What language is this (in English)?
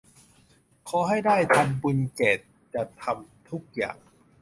Thai